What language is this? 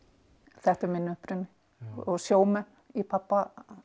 Icelandic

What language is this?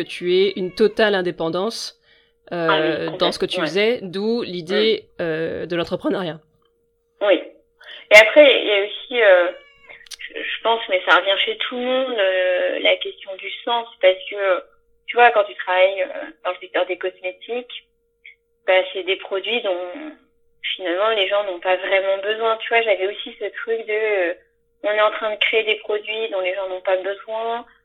French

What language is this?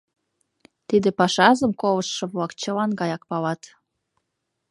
Mari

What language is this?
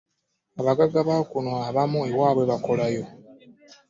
Ganda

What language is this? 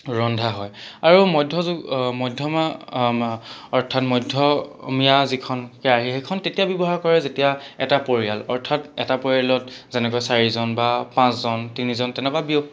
Assamese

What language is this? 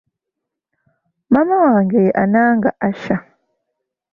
Ganda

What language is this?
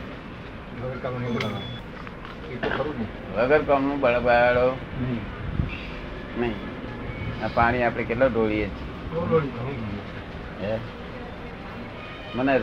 Gujarati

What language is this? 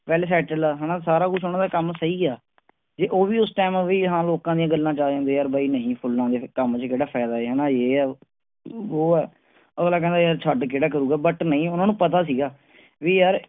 Punjabi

